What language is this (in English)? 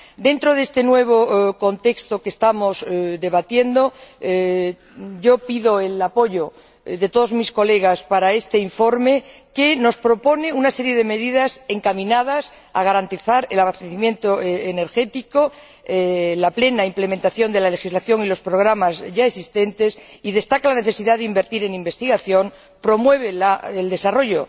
Spanish